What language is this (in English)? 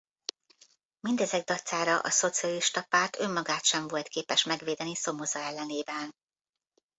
Hungarian